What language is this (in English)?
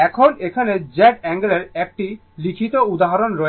Bangla